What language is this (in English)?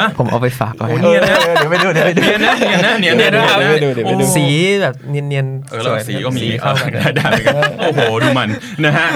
Thai